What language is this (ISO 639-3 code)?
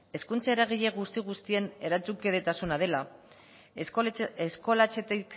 eus